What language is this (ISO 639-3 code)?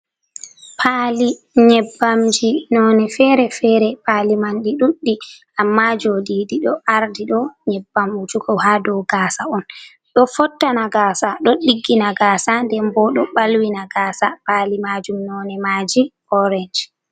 ful